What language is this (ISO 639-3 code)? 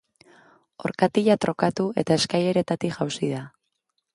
eus